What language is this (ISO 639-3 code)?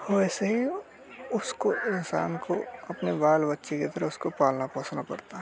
hin